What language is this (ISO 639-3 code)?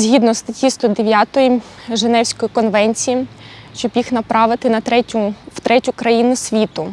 ukr